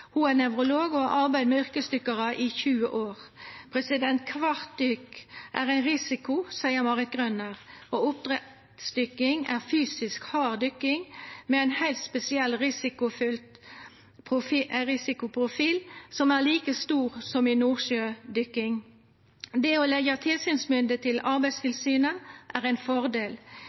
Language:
Norwegian Nynorsk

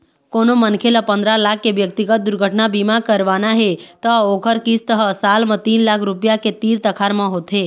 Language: Chhattisgarhi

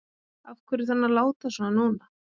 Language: Icelandic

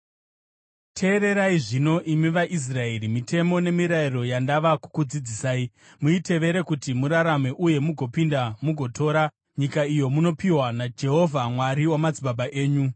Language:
Shona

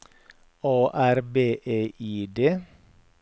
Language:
Norwegian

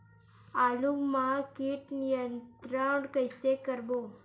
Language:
Chhattisgarhi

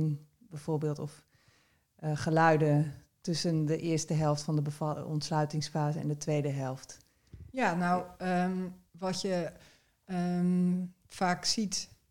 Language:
Dutch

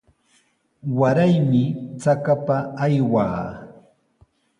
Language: Sihuas Ancash Quechua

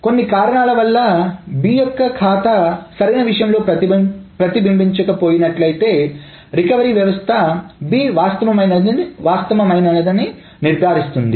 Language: Telugu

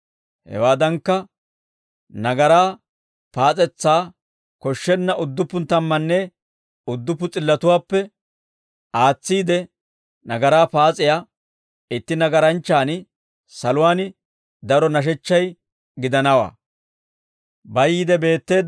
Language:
Dawro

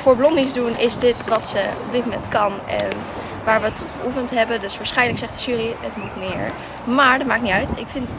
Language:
Dutch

